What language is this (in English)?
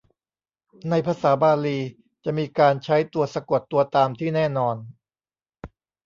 Thai